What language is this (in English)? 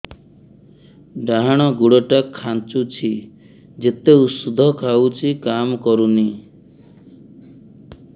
Odia